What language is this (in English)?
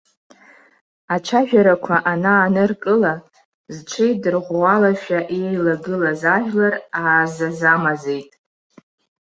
Abkhazian